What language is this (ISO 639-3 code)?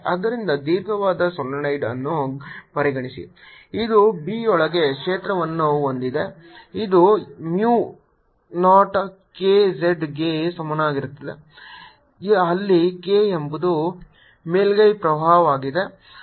kan